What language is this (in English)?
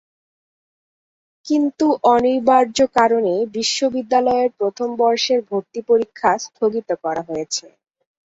Bangla